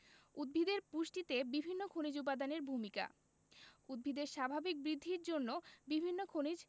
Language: Bangla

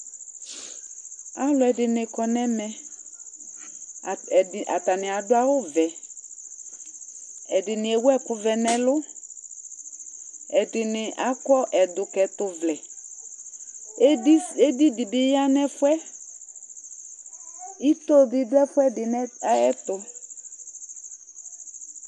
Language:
Ikposo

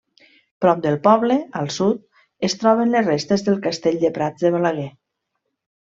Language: Catalan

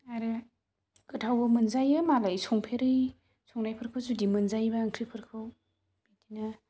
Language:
Bodo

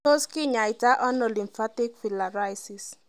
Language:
Kalenjin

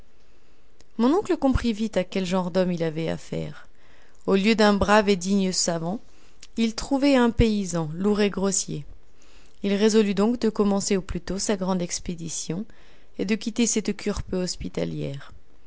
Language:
French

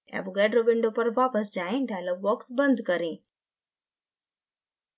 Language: Hindi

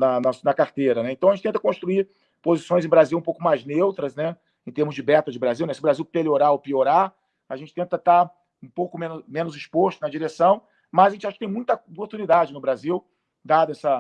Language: Portuguese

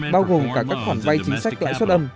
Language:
Vietnamese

